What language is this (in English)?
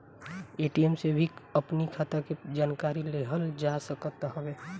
Bhojpuri